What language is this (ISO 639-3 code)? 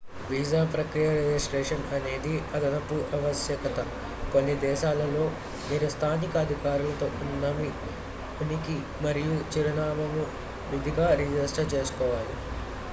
tel